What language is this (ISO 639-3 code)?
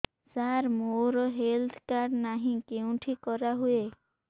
ori